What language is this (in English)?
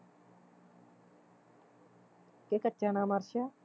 Punjabi